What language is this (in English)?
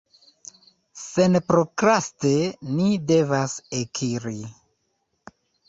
Esperanto